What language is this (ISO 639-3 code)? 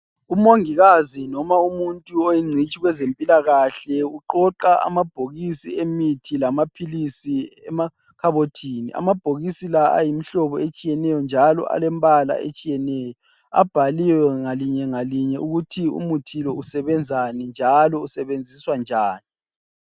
nde